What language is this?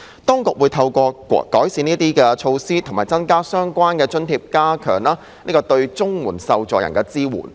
Cantonese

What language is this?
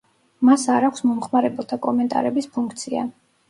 Georgian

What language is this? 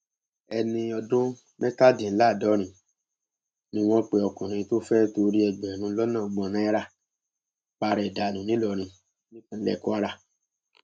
Yoruba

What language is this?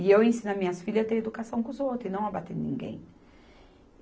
Portuguese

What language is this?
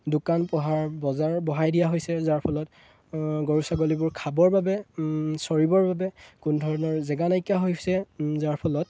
Assamese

